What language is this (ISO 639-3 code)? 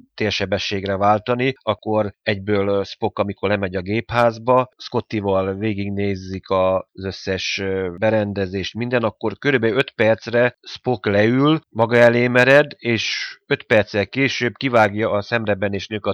hun